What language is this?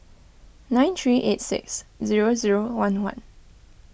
English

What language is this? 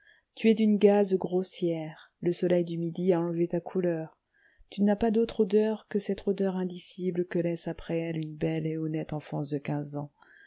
French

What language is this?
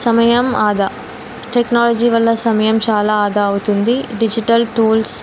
Telugu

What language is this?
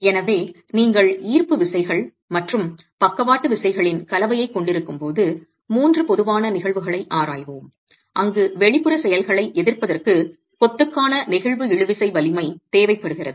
Tamil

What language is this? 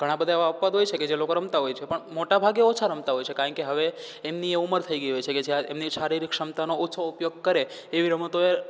Gujarati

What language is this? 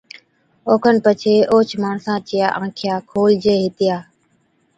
Od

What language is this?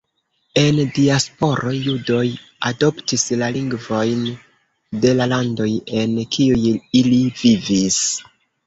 Esperanto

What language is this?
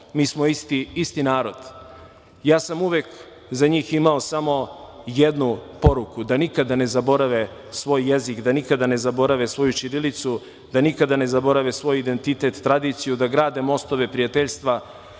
Serbian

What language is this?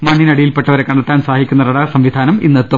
Malayalam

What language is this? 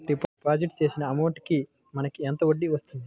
Telugu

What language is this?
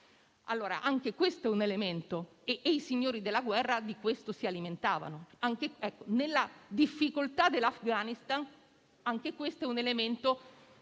Italian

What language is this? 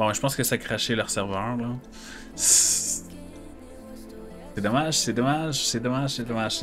French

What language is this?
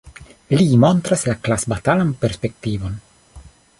Esperanto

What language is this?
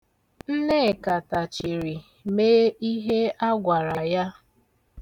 Igbo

